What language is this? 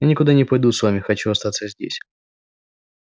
Russian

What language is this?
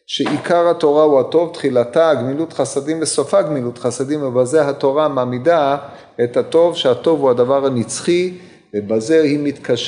Hebrew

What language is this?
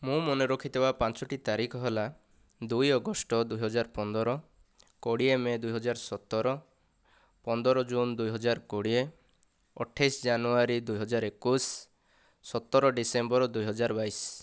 Odia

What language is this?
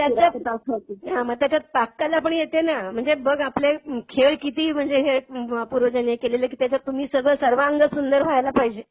Marathi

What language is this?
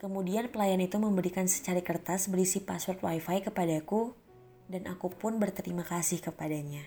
Indonesian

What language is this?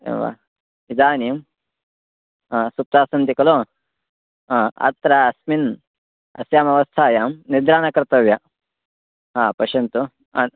Sanskrit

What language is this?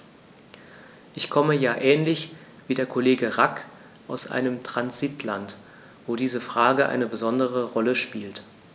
German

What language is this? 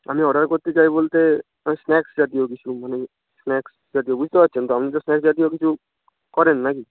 Bangla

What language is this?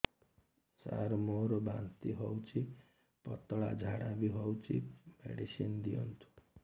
Odia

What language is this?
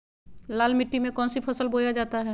Magahi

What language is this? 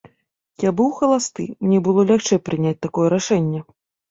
Belarusian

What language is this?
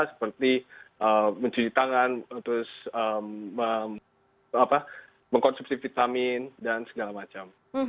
Indonesian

